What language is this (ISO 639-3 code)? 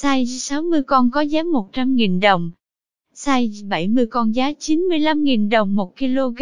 vie